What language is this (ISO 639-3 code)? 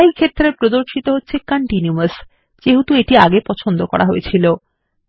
ben